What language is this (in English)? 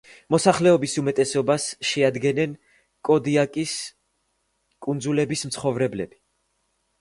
Georgian